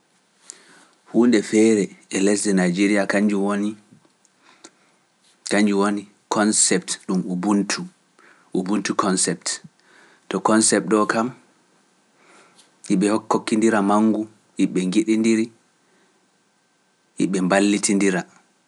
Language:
Pular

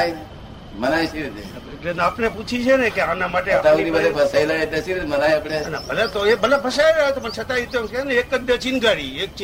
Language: Gujarati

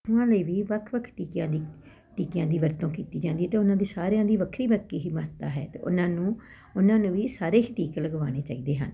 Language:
Punjabi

